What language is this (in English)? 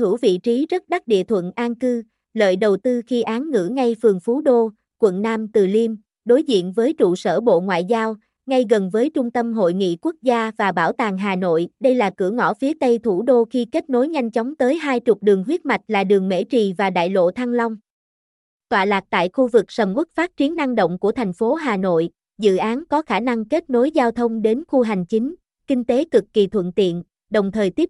Vietnamese